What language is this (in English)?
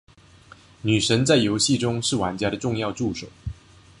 Chinese